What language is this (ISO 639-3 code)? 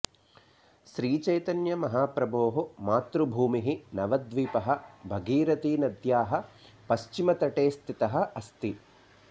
san